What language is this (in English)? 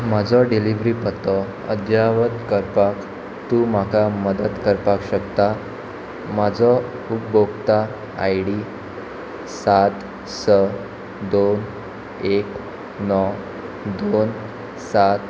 Konkani